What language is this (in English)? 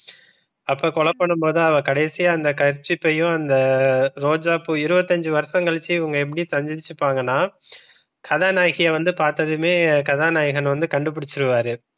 Tamil